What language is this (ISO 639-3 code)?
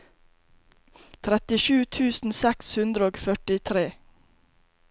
nor